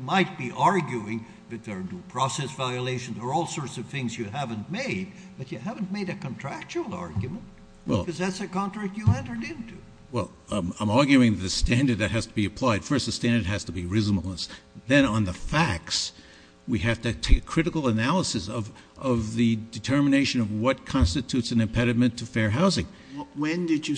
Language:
English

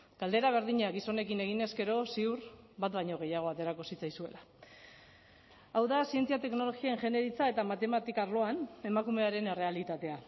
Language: Basque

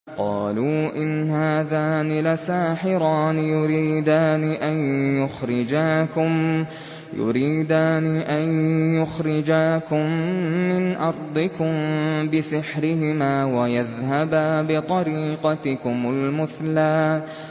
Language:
Arabic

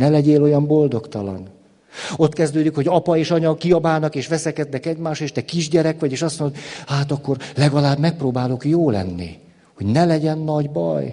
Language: Hungarian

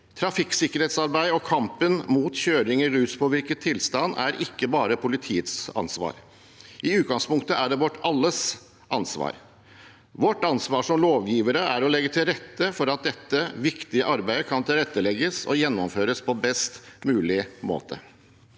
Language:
Norwegian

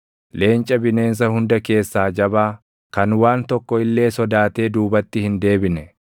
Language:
Oromo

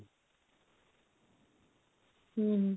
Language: Odia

